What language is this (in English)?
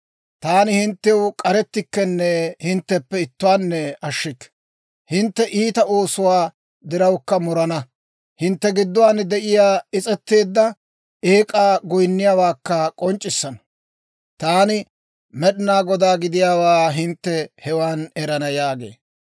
Dawro